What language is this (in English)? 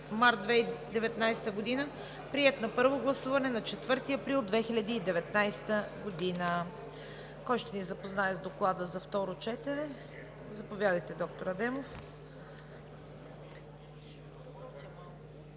Bulgarian